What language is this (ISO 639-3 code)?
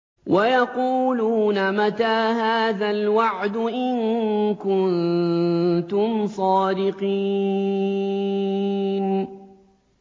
ara